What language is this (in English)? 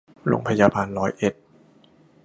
Thai